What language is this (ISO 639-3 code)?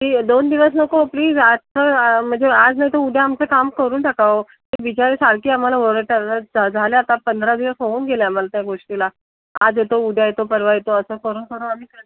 mar